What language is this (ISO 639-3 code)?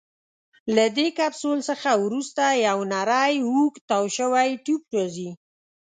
pus